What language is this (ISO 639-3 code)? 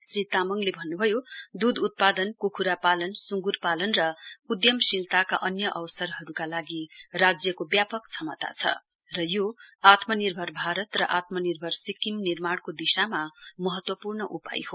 nep